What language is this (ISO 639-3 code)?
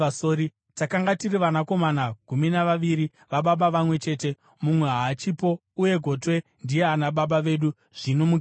sna